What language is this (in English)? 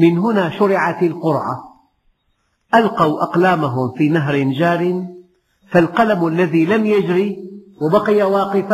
Arabic